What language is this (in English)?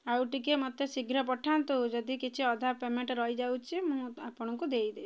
Odia